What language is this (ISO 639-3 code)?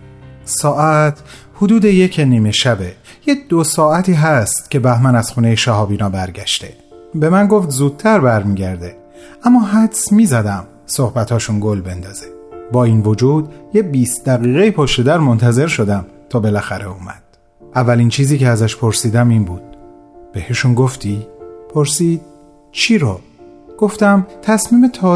fas